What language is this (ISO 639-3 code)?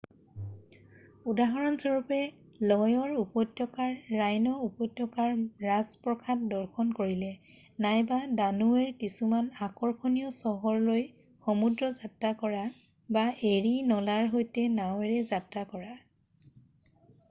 asm